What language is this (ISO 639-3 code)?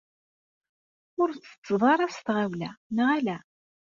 kab